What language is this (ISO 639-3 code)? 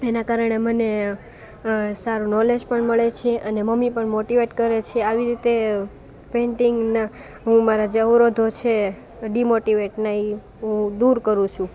guj